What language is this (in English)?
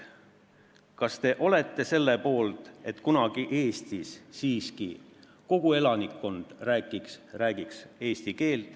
Estonian